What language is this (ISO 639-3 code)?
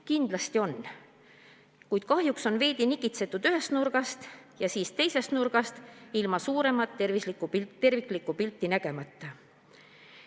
est